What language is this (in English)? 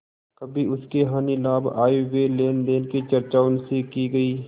Hindi